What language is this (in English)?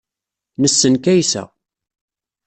Kabyle